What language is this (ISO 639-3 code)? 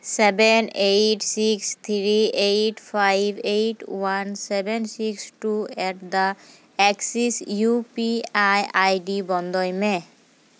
sat